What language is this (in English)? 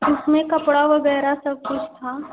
Hindi